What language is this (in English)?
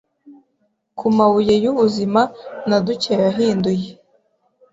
Kinyarwanda